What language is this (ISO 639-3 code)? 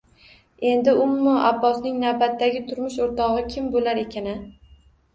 uzb